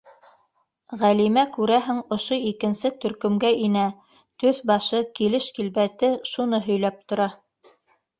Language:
Bashkir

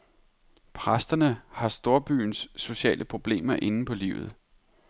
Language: Danish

